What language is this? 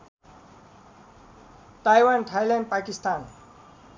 Nepali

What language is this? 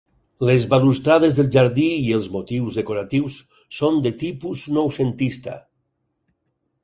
Catalan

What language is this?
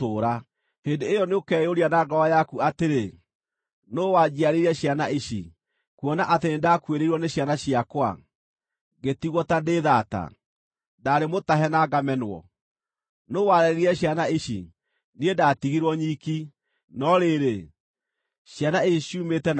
Kikuyu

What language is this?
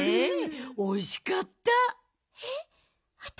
Japanese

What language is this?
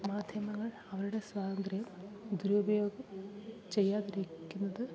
Malayalam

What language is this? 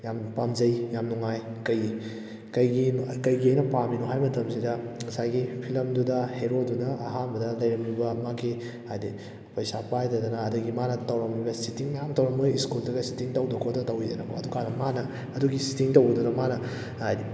Manipuri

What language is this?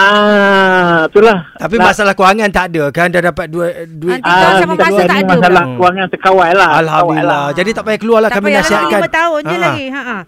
Malay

